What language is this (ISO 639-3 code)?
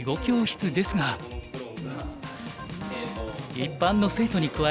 jpn